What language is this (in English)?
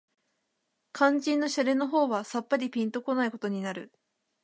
Japanese